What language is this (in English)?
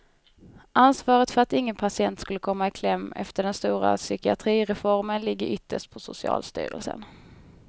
Swedish